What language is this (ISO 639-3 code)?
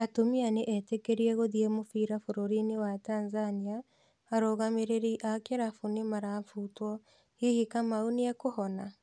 kik